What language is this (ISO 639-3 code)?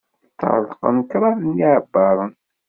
kab